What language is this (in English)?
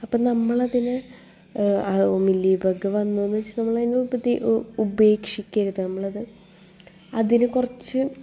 Malayalam